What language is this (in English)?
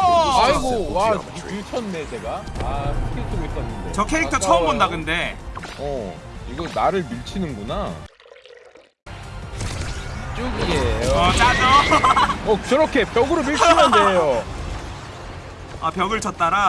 Korean